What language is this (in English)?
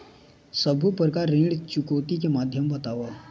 Chhattisgarhi